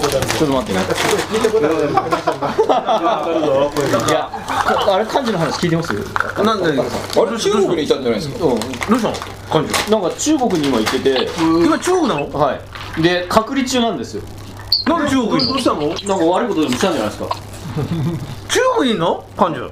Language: Japanese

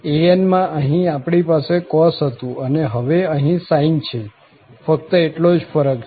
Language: Gujarati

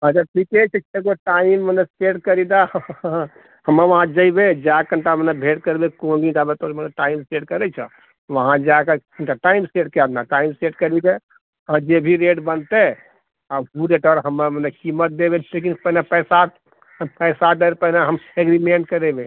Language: Maithili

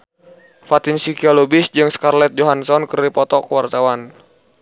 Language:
Sundanese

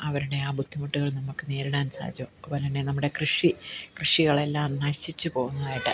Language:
Malayalam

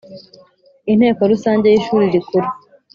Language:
Kinyarwanda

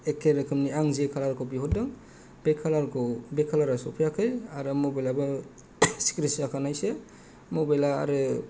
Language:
Bodo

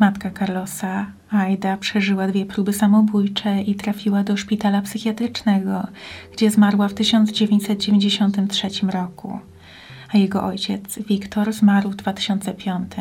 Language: Polish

